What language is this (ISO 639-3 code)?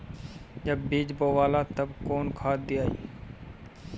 bho